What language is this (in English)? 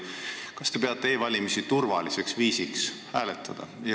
Estonian